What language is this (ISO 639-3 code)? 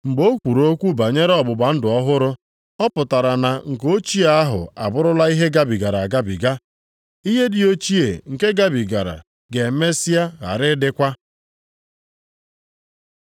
ibo